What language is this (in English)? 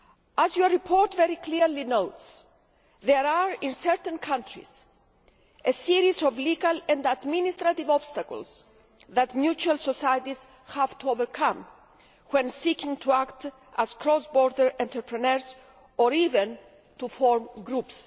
English